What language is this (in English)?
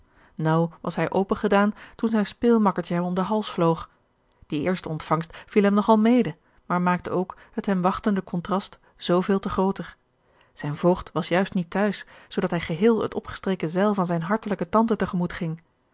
Dutch